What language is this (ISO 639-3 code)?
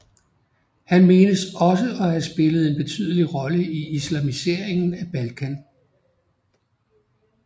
dan